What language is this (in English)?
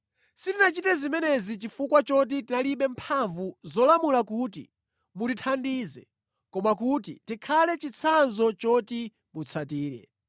Nyanja